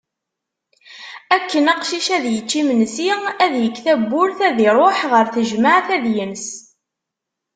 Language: Kabyle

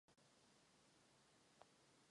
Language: Czech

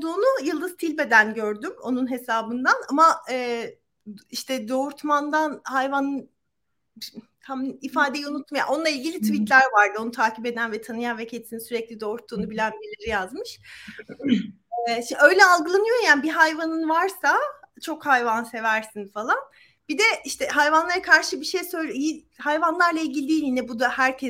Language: Turkish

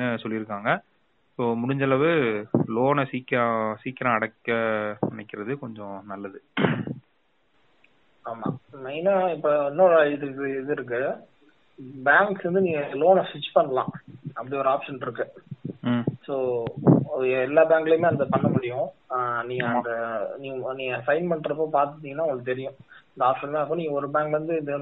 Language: Tamil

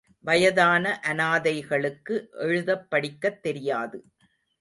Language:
Tamil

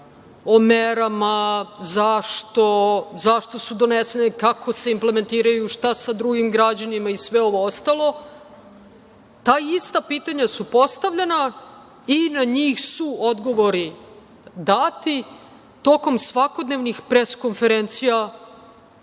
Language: Serbian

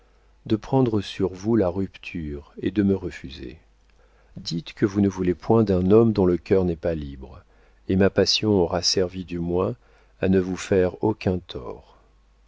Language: French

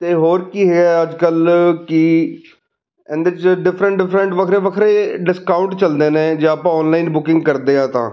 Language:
Punjabi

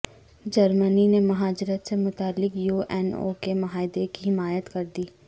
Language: Urdu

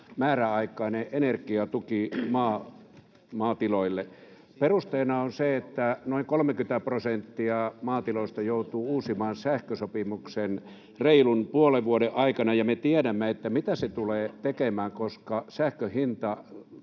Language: Finnish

